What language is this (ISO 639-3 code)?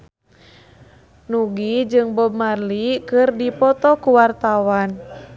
sun